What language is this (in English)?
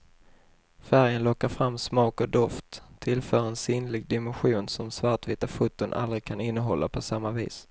Swedish